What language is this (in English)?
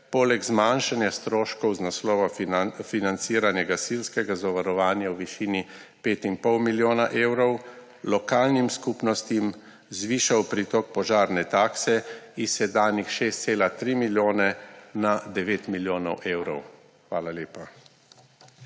Slovenian